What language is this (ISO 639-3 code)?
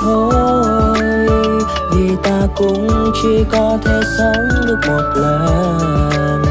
vie